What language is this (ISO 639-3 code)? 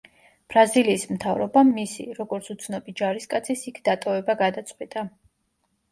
kat